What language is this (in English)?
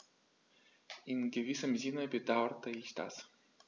German